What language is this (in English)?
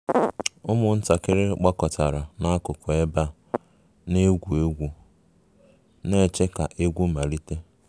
Igbo